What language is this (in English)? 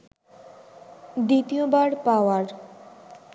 Bangla